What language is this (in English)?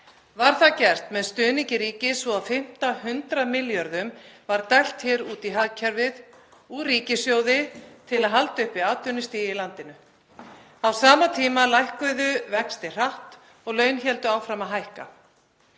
Icelandic